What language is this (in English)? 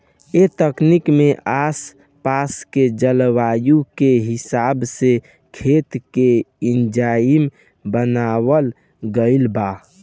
Bhojpuri